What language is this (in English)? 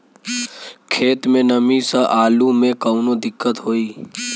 Bhojpuri